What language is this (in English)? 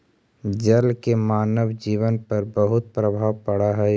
Magahi